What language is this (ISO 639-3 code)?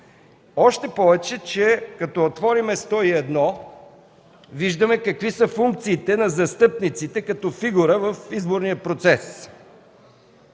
bul